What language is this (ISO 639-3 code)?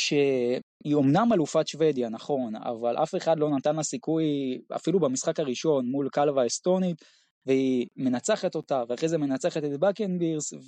heb